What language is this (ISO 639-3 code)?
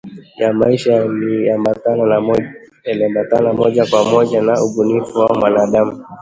swa